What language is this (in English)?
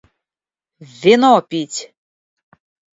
Russian